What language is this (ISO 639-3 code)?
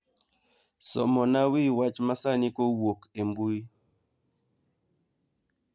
luo